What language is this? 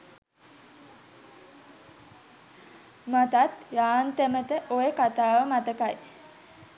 Sinhala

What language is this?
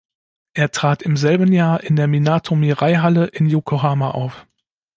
German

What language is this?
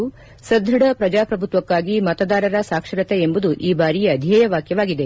Kannada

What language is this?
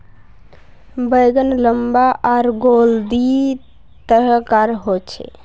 Magahi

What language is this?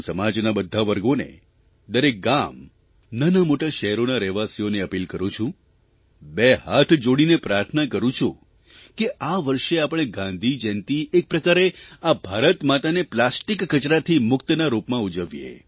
Gujarati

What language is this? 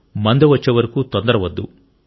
Telugu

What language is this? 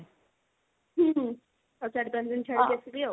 Odia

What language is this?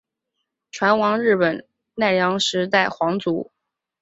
Chinese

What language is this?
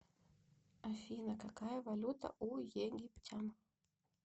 Russian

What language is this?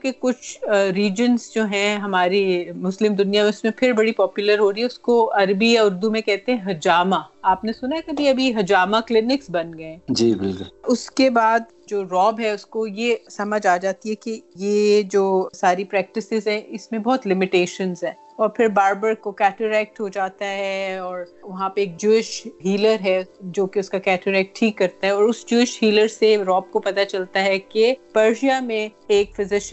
Urdu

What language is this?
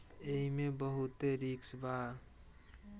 Bhojpuri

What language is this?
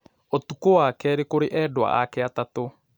Kikuyu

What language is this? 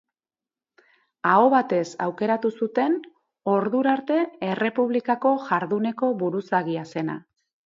Basque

